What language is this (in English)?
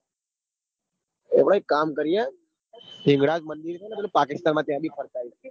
Gujarati